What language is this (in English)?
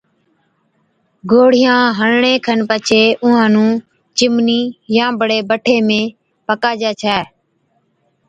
Od